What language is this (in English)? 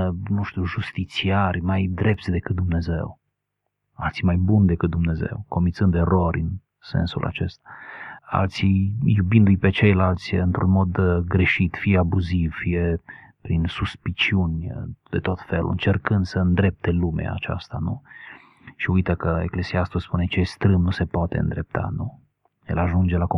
Romanian